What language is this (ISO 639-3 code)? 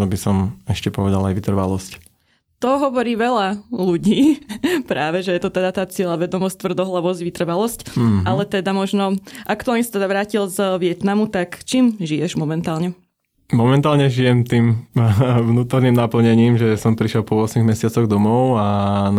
slk